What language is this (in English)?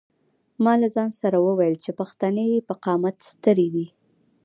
Pashto